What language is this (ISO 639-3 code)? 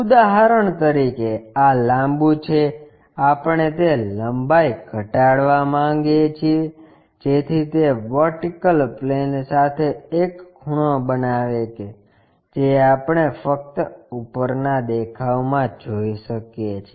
guj